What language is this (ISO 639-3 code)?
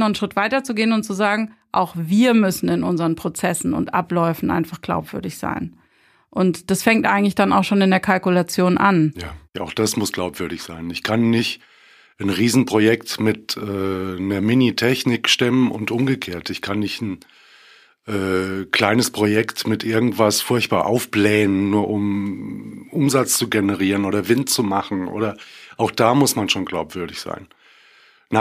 deu